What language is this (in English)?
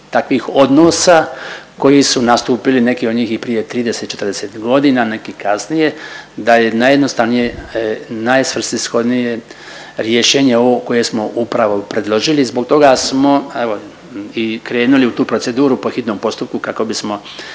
Croatian